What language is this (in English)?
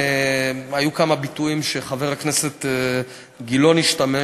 Hebrew